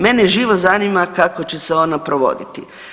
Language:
Croatian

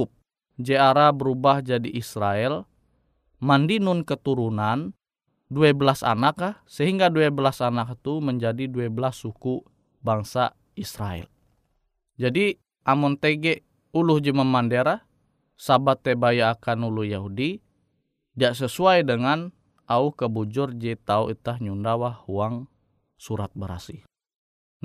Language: Indonesian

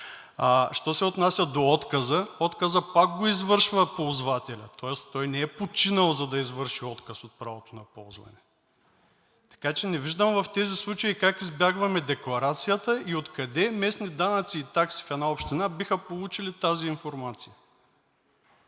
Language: Bulgarian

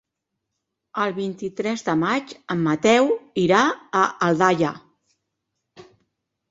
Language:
Catalan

